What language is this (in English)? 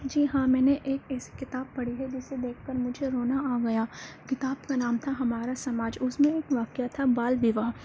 Urdu